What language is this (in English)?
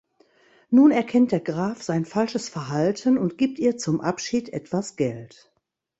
German